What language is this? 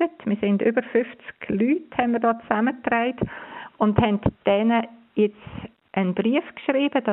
German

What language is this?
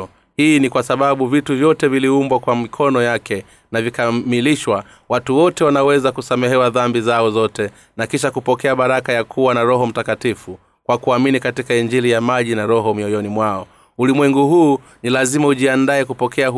Swahili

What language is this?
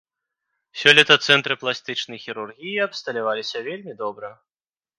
Belarusian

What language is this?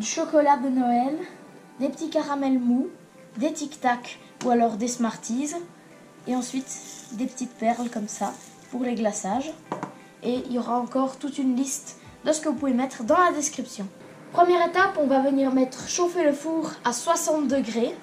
French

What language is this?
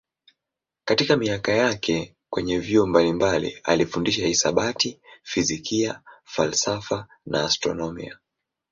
Swahili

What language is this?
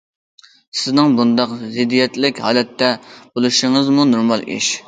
Uyghur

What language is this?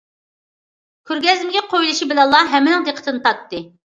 Uyghur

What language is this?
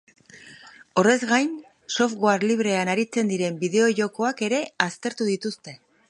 Basque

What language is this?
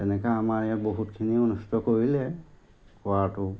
Assamese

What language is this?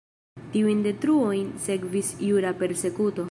Esperanto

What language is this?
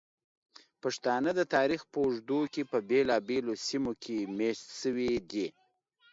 Pashto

